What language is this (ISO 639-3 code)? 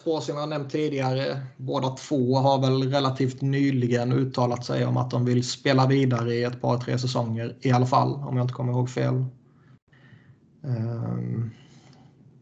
swe